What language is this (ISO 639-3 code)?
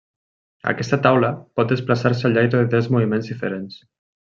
cat